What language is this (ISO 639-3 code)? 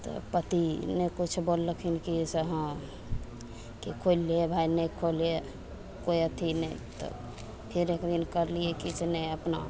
mai